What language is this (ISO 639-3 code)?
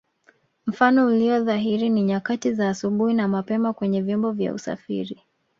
swa